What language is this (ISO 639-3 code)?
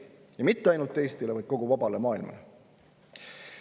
est